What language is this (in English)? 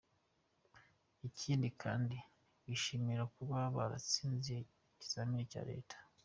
Kinyarwanda